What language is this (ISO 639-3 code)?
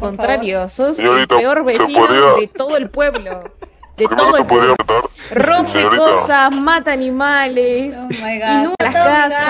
spa